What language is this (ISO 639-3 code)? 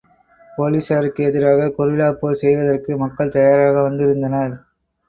tam